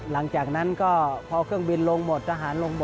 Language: Thai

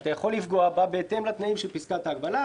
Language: Hebrew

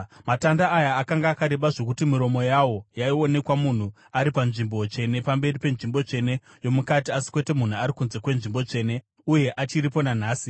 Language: Shona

